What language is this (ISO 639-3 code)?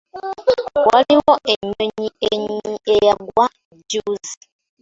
lug